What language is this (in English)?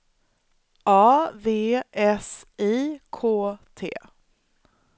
Swedish